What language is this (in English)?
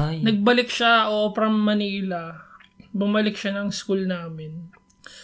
Filipino